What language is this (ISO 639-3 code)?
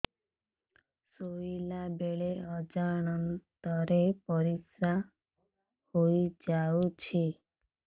ori